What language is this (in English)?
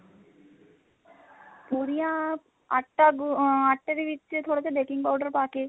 Punjabi